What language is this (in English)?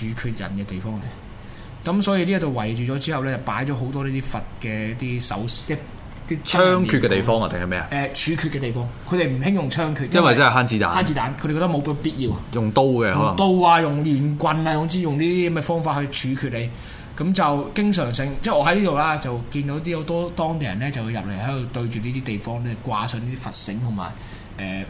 Chinese